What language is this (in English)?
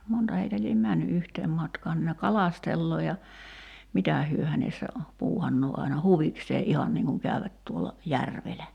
Finnish